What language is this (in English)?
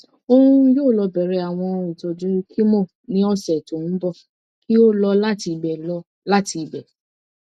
Yoruba